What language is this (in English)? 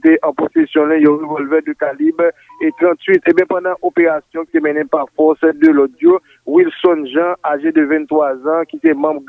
French